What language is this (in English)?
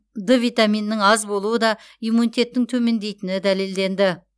Kazakh